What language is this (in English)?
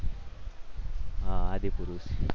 Gujarati